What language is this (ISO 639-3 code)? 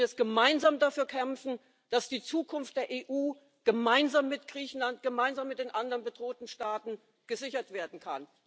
deu